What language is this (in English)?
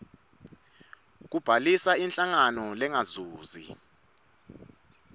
Swati